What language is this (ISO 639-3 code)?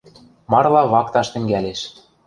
mrj